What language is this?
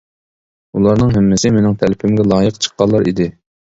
Uyghur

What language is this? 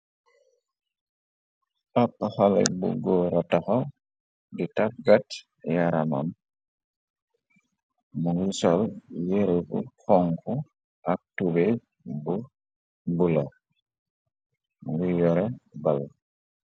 Wolof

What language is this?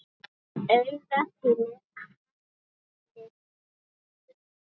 Icelandic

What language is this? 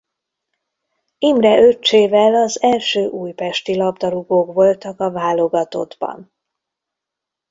Hungarian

